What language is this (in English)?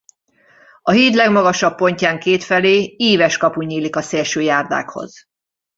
Hungarian